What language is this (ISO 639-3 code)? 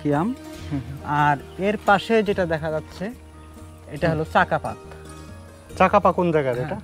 ron